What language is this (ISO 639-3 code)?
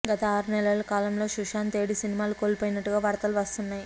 tel